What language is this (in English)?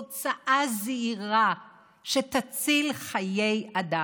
Hebrew